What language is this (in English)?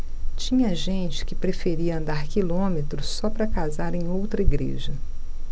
Portuguese